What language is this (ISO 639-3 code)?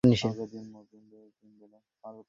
ben